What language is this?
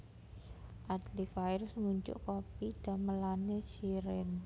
Javanese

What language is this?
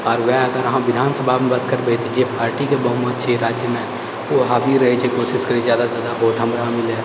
Maithili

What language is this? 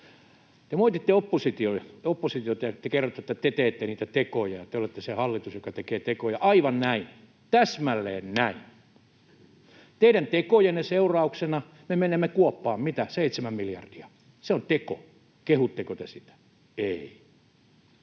Finnish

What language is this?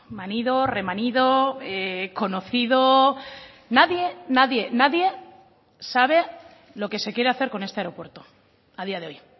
Spanish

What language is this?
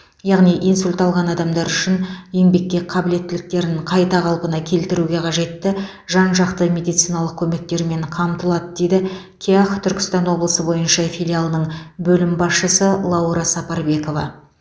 Kazakh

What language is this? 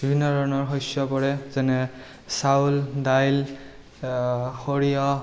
Assamese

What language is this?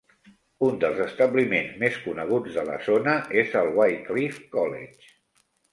Catalan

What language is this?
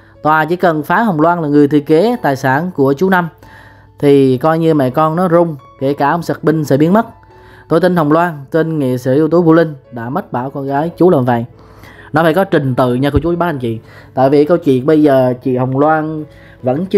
Vietnamese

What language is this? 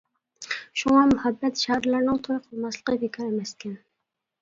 Uyghur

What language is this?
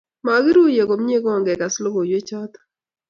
Kalenjin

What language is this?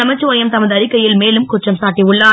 Tamil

